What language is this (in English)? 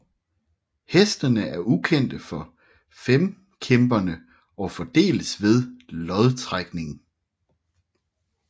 Danish